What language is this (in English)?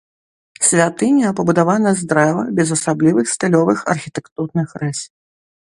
Belarusian